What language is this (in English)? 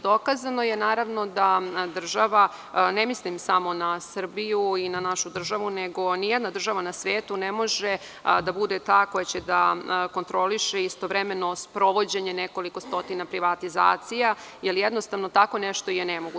Serbian